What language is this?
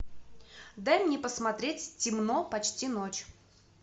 Russian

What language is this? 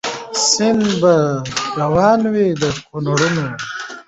Pashto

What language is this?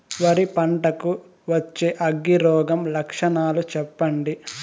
Telugu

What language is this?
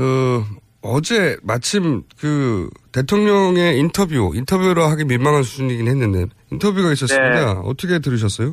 Korean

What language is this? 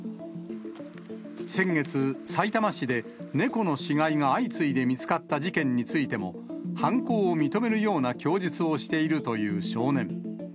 Japanese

